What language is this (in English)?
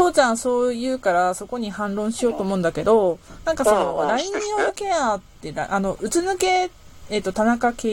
Japanese